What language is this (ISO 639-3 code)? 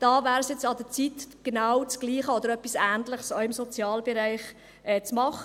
gsw